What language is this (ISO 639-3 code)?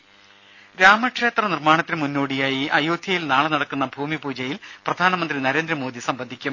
mal